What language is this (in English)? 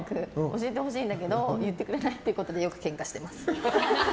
Japanese